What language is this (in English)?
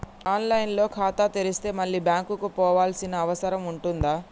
Telugu